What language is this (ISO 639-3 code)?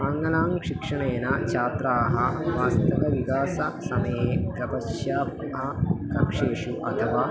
san